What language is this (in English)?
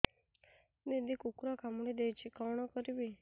Odia